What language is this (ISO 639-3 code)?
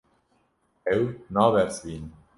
kur